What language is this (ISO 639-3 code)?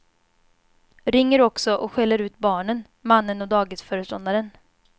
swe